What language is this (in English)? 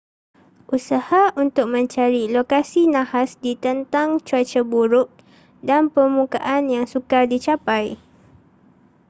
Malay